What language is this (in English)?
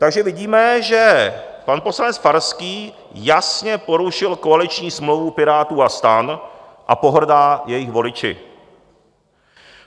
Czech